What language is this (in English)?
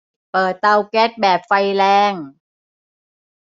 Thai